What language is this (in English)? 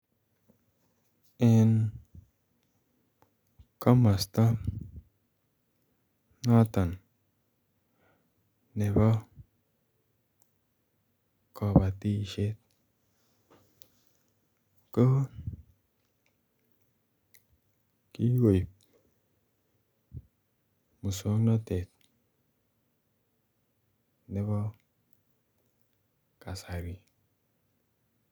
Kalenjin